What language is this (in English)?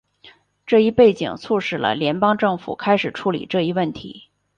Chinese